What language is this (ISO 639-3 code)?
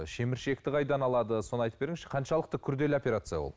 kaz